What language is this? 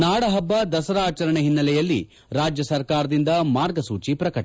Kannada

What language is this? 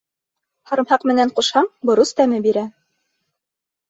Bashkir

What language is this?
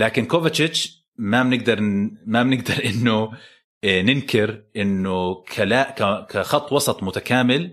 Arabic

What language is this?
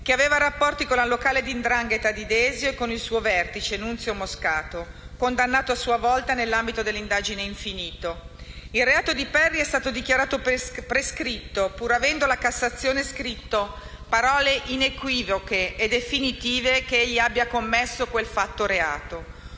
Italian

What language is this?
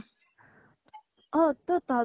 Assamese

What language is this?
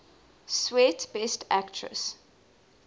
English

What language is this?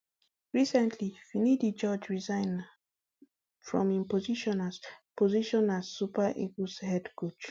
Nigerian Pidgin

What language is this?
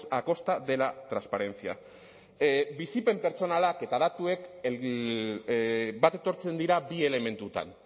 Basque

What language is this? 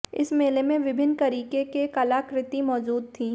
Hindi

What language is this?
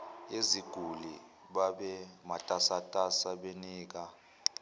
Zulu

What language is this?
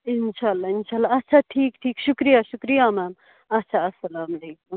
Kashmiri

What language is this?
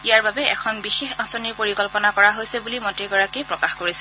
Assamese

